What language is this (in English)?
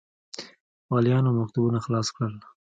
Pashto